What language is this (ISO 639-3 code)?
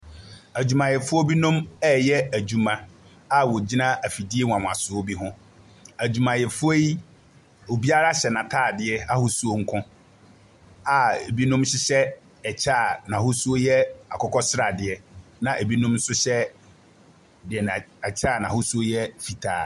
aka